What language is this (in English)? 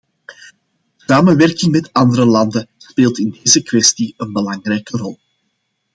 Dutch